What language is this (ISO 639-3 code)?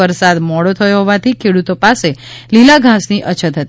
guj